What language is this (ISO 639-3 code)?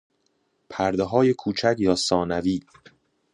fas